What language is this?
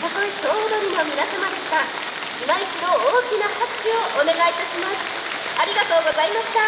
Japanese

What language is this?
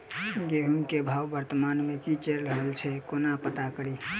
Maithili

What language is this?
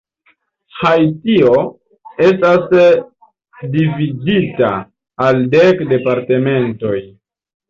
Esperanto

